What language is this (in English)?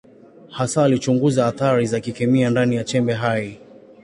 Swahili